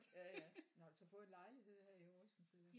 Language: Danish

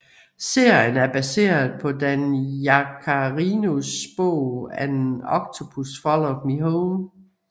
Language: Danish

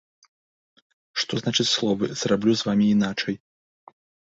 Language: Belarusian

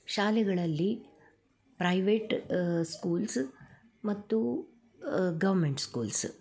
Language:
Kannada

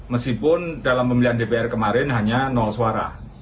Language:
Indonesian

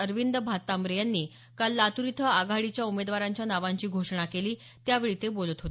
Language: Marathi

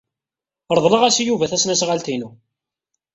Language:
Kabyle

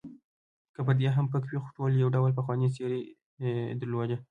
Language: Pashto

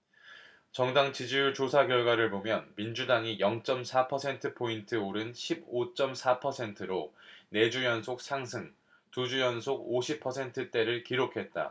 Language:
Korean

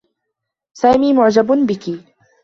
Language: Arabic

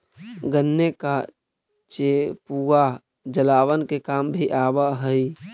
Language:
Magahi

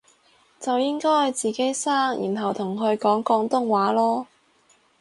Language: Cantonese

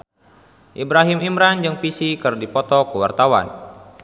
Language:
Sundanese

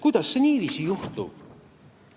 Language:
Estonian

